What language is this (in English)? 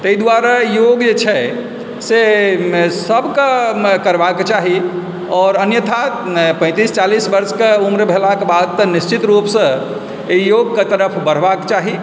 Maithili